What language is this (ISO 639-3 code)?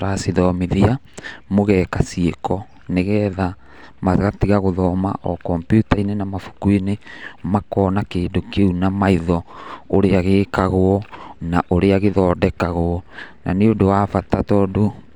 kik